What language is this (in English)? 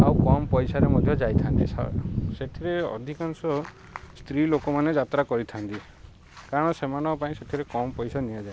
Odia